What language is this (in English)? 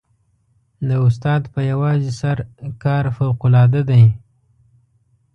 Pashto